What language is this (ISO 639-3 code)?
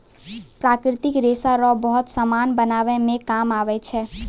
mai